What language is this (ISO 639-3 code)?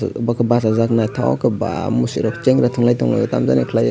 trp